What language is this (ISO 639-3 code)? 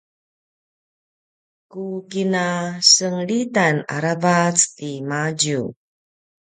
pwn